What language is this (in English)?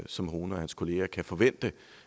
Danish